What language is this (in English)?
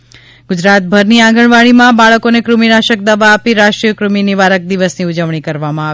Gujarati